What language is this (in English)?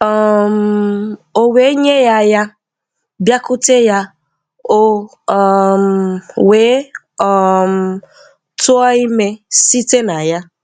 Igbo